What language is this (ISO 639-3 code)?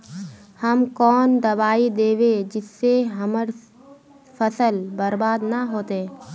mag